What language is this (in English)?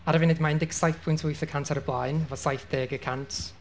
Welsh